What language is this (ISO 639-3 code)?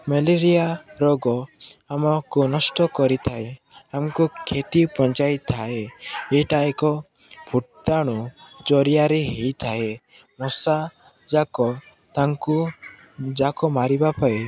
ori